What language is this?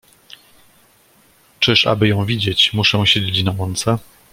Polish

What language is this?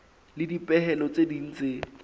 Southern Sotho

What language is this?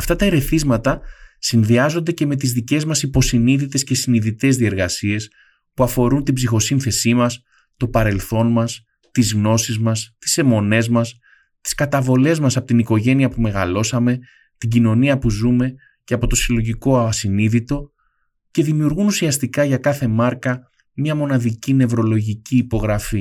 Greek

